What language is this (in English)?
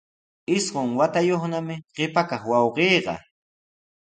Sihuas Ancash Quechua